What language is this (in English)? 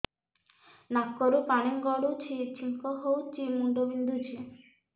Odia